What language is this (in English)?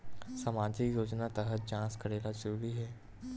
Chhattisgarhi